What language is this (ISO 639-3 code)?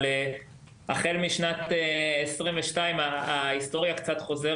heb